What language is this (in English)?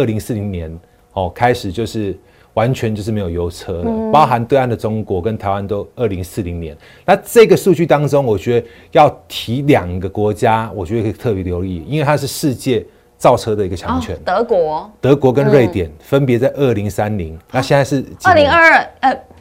Chinese